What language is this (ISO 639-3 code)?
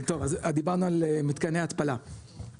heb